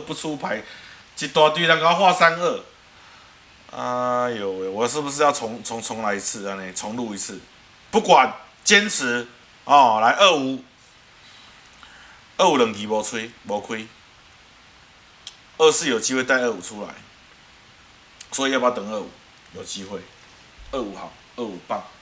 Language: Chinese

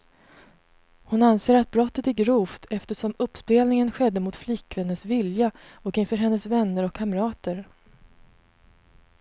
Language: Swedish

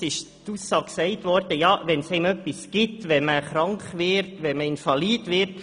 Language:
Swiss German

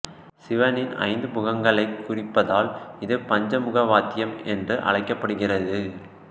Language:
Tamil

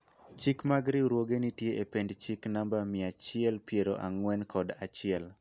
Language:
Luo (Kenya and Tanzania)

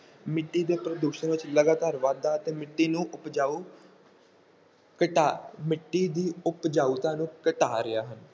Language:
Punjabi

